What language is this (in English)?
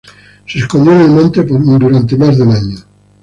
Spanish